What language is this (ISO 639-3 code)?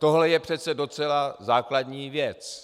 ces